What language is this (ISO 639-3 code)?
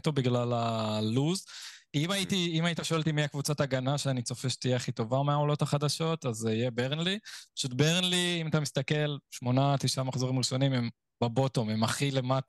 heb